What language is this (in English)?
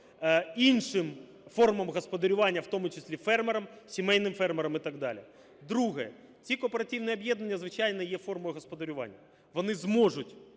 Ukrainian